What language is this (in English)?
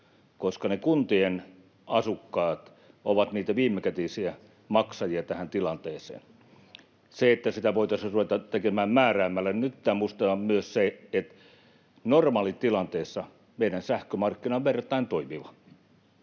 Finnish